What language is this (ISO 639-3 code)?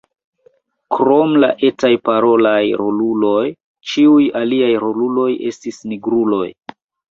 epo